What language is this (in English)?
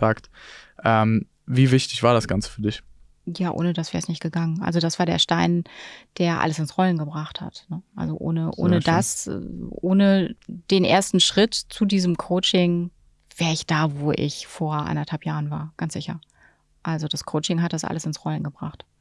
German